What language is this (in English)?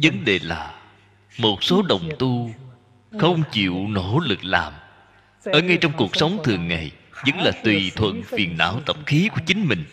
Vietnamese